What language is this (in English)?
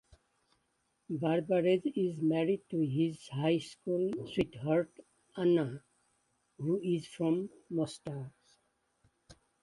English